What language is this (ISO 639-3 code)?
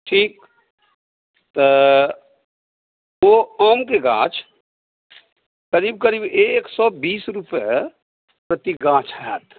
mai